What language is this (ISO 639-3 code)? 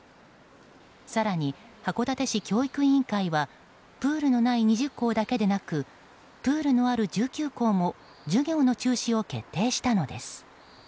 jpn